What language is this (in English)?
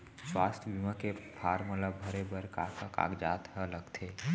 Chhattisgarhi